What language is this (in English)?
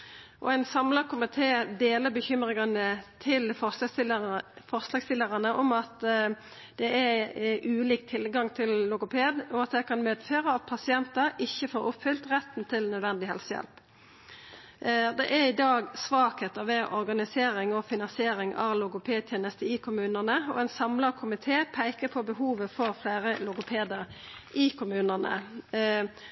Norwegian Nynorsk